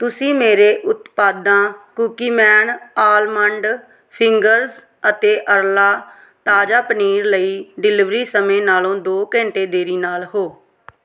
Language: Punjabi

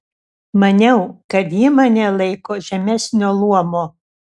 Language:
Lithuanian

